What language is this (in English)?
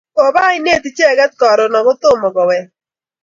Kalenjin